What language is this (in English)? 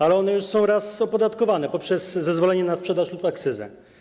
Polish